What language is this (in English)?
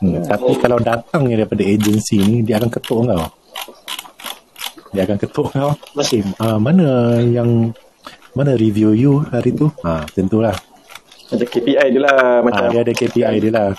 Malay